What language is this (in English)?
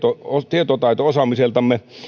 Finnish